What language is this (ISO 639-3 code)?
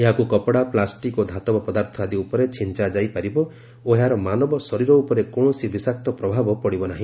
ori